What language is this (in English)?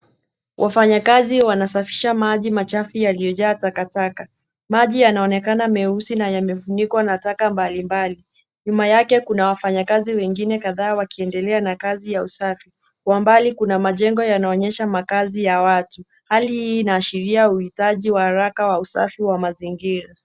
Swahili